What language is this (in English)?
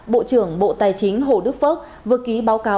Vietnamese